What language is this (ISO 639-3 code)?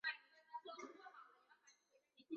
zho